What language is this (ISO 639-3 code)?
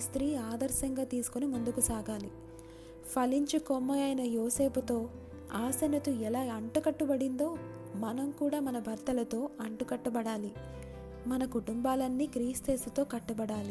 tel